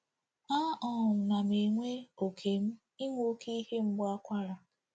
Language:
Igbo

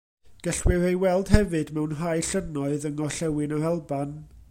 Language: Welsh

